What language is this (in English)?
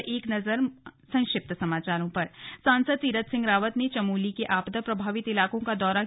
Hindi